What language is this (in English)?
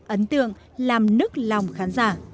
Vietnamese